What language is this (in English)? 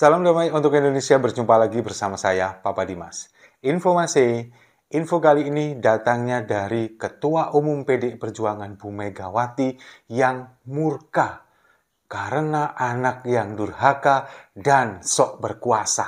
Indonesian